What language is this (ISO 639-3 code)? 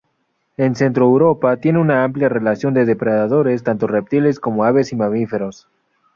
spa